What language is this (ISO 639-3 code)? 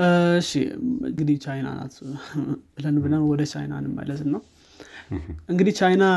amh